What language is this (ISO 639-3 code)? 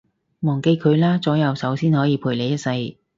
yue